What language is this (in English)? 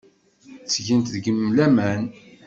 Kabyle